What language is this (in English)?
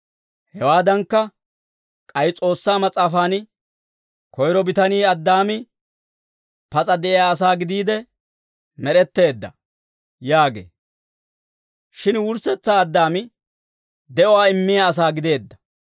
Dawro